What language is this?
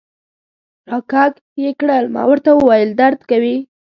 Pashto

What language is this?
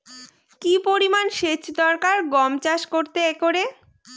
Bangla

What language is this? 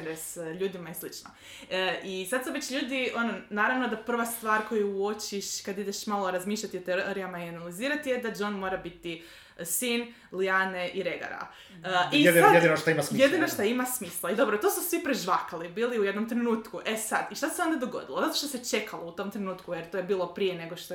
Croatian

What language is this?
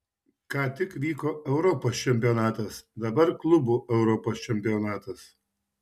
Lithuanian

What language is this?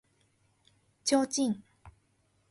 Japanese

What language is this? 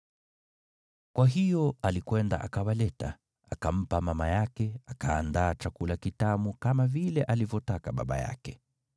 Swahili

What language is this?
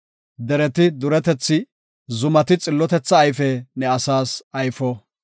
Gofa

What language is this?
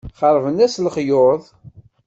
Kabyle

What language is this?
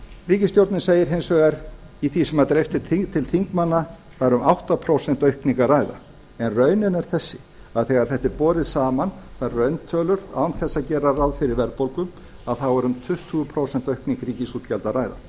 Icelandic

